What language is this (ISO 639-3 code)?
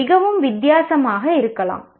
tam